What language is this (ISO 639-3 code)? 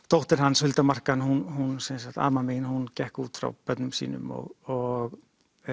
isl